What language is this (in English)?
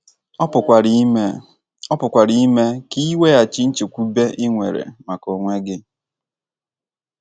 Igbo